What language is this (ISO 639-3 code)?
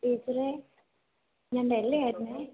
mal